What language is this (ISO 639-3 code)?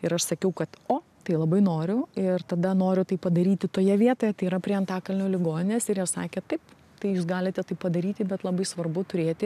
lit